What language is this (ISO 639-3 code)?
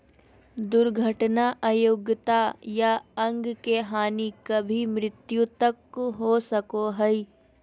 mag